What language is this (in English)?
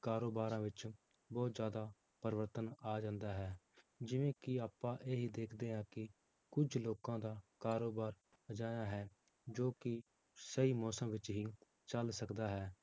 Punjabi